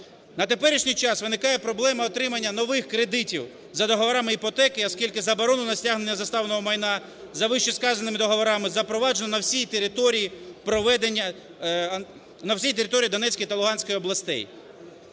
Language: Ukrainian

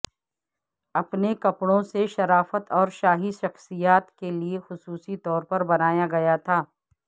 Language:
Urdu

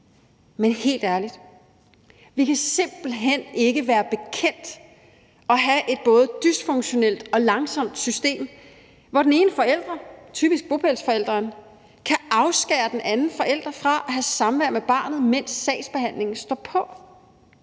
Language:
Danish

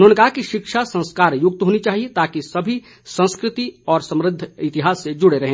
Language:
Hindi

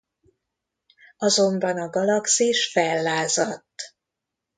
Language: Hungarian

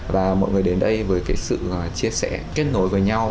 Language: Vietnamese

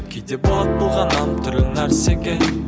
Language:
Kazakh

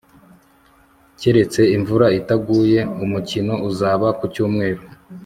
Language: Kinyarwanda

